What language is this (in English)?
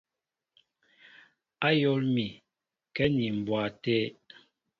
Mbo (Cameroon)